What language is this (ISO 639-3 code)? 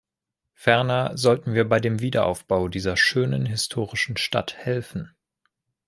deu